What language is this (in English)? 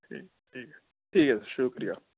Urdu